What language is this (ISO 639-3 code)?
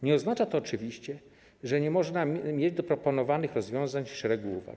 pol